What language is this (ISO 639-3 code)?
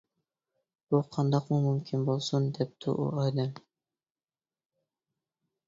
uig